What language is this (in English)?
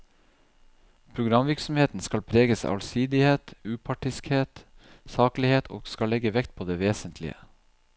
Norwegian